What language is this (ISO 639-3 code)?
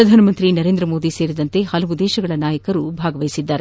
kan